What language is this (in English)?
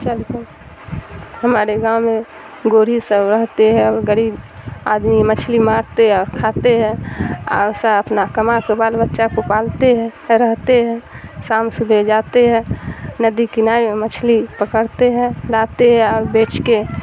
Urdu